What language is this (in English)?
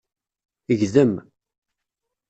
Kabyle